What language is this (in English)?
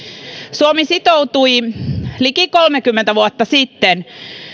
Finnish